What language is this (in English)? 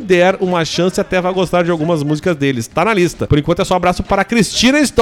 Portuguese